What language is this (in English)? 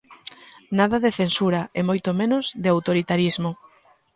Galician